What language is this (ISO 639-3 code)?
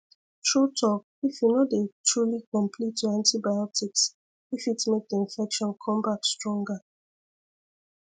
pcm